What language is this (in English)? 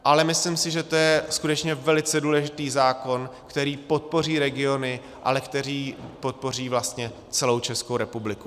Czech